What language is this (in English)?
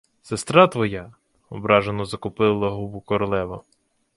Ukrainian